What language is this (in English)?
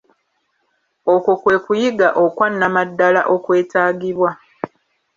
Ganda